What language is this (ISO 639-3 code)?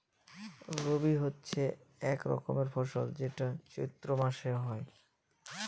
ben